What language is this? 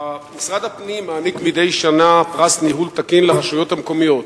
Hebrew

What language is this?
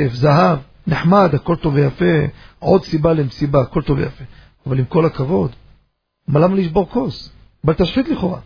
Hebrew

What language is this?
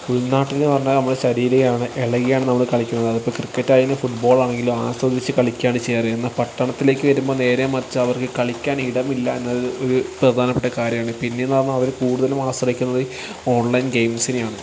Malayalam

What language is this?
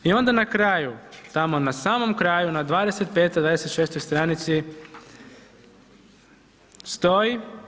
Croatian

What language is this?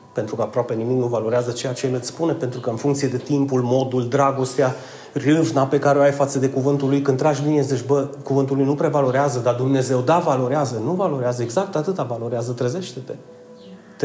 Romanian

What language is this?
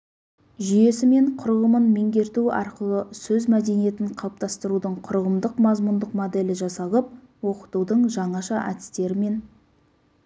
Kazakh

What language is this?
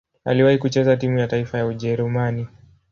Swahili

